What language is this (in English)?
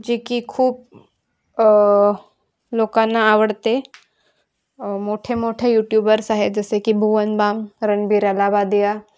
Marathi